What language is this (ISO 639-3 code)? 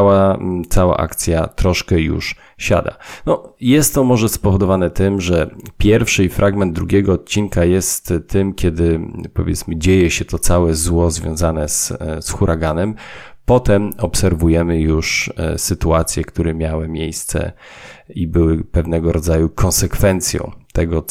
pol